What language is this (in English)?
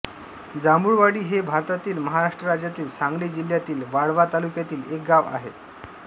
Marathi